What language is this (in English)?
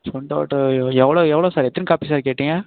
Tamil